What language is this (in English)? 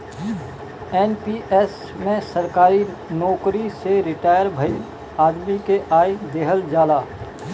Bhojpuri